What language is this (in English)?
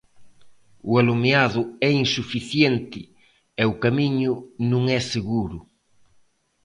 Galician